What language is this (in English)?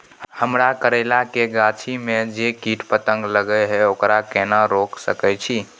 Maithili